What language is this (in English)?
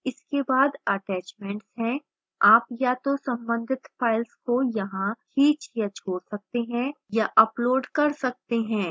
Hindi